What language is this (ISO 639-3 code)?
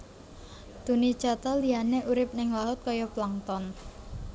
jav